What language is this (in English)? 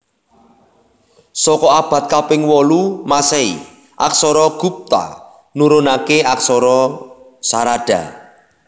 Javanese